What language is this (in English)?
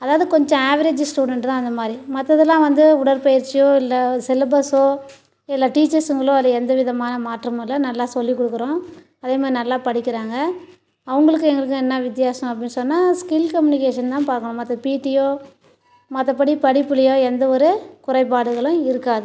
Tamil